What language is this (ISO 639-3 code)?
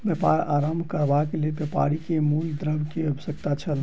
mai